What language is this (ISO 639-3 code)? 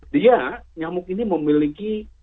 ind